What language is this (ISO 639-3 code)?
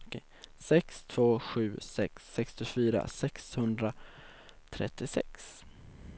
swe